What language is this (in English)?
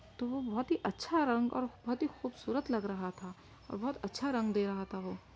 Urdu